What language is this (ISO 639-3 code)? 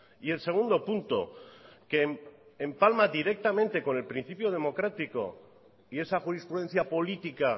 spa